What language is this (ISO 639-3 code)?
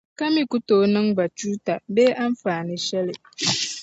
dag